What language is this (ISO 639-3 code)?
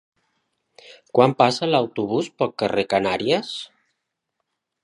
cat